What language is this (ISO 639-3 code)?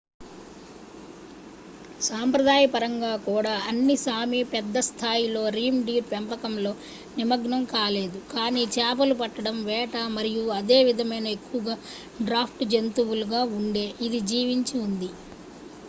tel